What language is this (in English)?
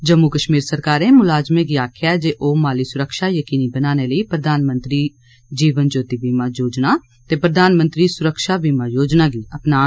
Dogri